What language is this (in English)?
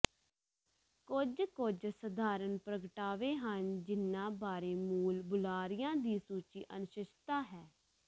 Punjabi